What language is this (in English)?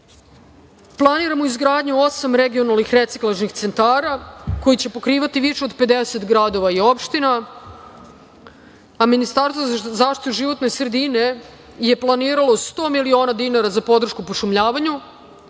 Serbian